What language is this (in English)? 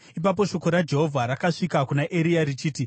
Shona